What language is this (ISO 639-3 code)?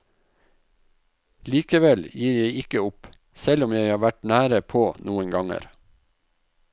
nor